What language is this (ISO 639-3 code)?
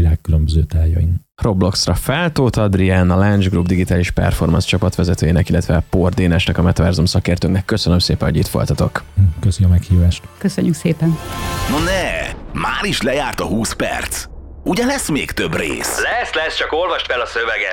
hun